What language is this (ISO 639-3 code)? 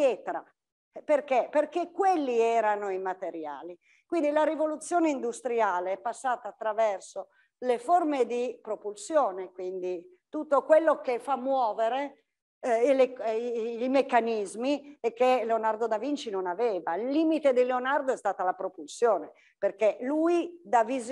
ita